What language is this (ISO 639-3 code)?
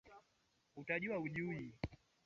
swa